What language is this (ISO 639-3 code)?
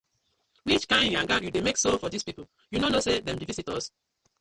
pcm